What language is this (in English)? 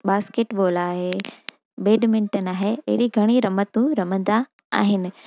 Sindhi